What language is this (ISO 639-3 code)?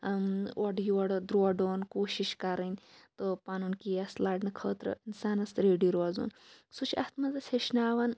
kas